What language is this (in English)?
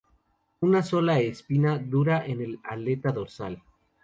Spanish